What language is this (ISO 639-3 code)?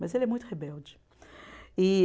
por